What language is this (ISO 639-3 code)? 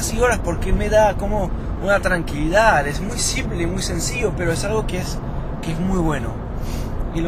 spa